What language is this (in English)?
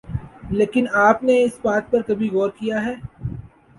Urdu